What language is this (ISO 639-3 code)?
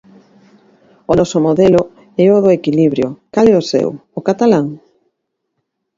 glg